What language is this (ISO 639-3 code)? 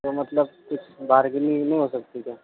urd